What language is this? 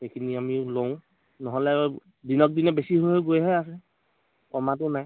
Assamese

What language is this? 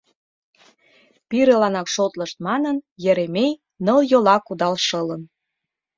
Mari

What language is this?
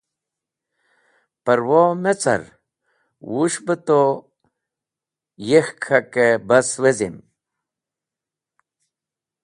Wakhi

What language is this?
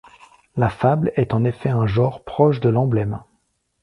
French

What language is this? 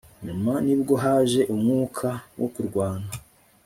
Kinyarwanda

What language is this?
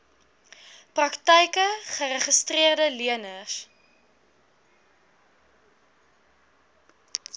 Afrikaans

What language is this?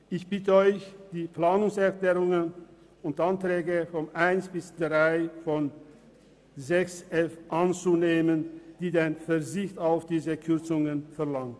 Swiss German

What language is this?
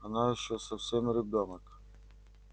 Russian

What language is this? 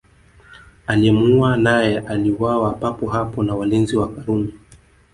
Swahili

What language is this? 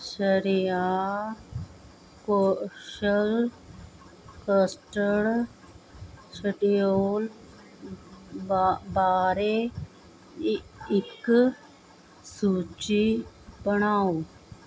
Punjabi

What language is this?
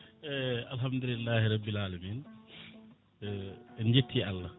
Fula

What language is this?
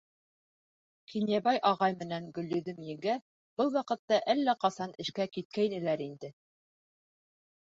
Bashkir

